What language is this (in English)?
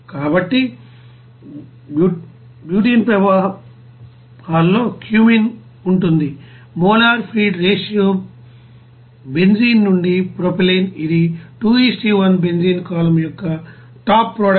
Telugu